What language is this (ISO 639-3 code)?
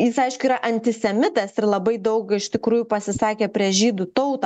lit